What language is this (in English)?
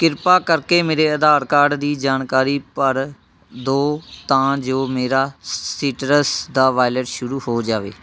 Punjabi